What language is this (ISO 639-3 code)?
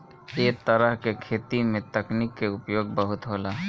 bho